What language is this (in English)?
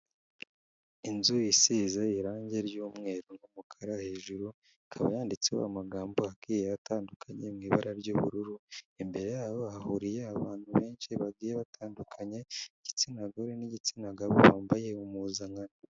Kinyarwanda